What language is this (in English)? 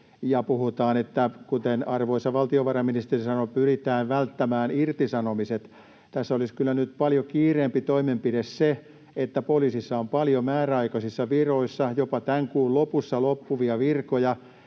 Finnish